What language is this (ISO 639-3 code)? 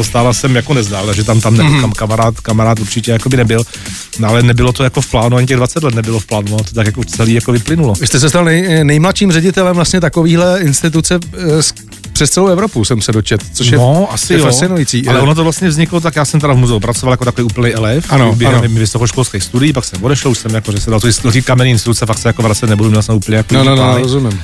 ces